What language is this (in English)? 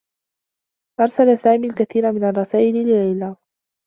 Arabic